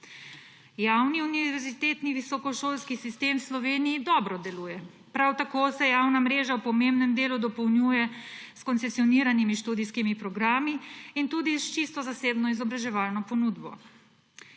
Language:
Slovenian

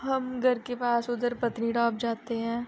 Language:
Dogri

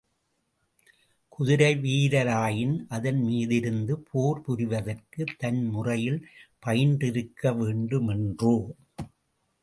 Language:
Tamil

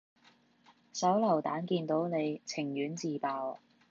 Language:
Cantonese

